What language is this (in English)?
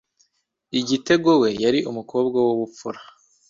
Kinyarwanda